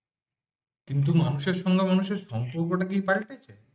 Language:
Bangla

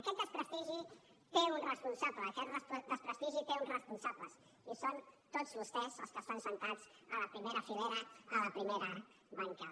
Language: Catalan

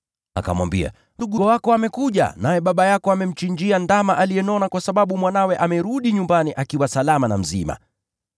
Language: Swahili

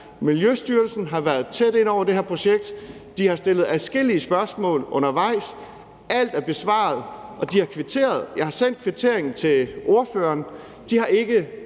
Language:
Danish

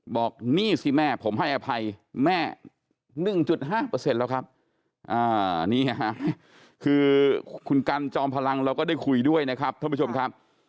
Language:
Thai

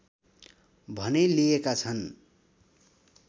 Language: Nepali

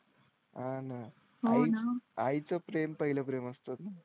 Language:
Marathi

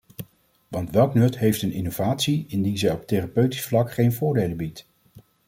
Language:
Dutch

